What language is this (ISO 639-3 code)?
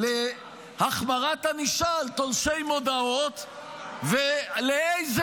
heb